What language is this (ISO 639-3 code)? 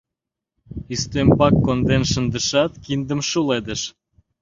chm